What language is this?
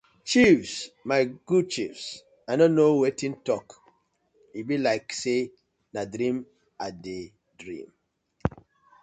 Nigerian Pidgin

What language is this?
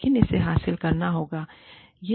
Hindi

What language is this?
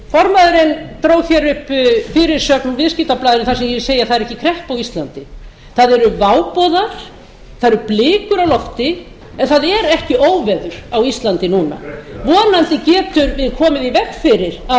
Icelandic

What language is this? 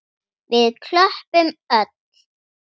Icelandic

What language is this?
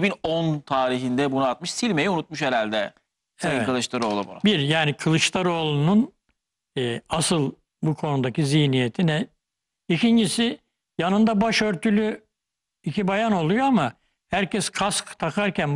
Turkish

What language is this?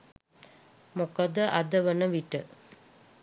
Sinhala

